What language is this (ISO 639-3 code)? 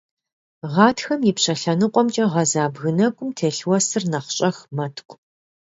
kbd